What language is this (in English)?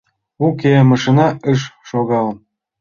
Mari